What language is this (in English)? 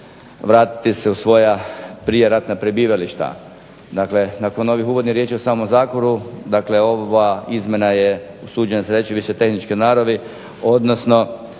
Croatian